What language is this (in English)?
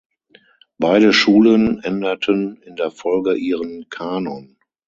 German